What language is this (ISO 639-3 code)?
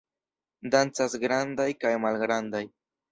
epo